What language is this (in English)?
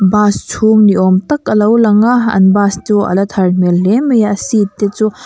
Mizo